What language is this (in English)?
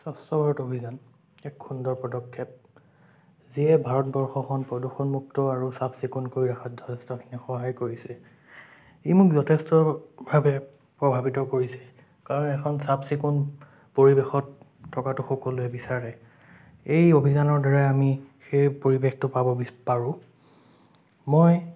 Assamese